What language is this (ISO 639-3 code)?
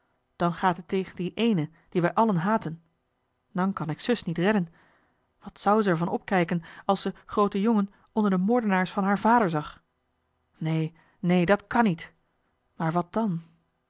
nld